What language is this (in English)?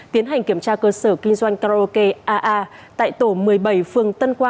Vietnamese